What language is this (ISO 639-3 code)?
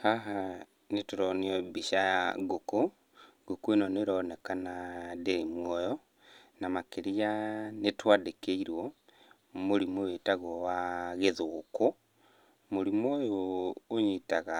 kik